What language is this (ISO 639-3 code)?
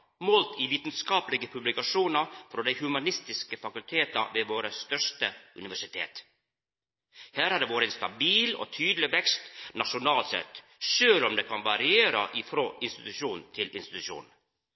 nno